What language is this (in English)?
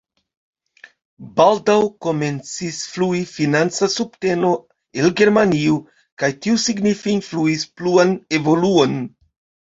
Esperanto